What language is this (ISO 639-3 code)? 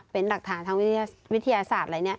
tha